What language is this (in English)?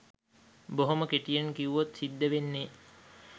Sinhala